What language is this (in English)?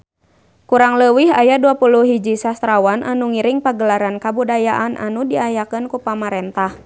Sundanese